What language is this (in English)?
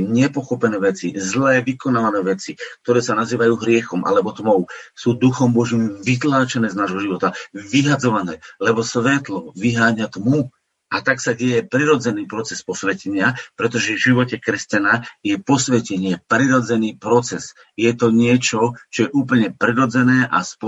Slovak